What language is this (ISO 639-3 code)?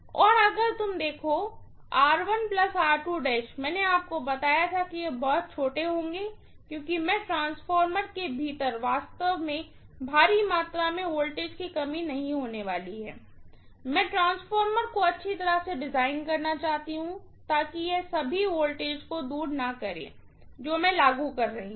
hin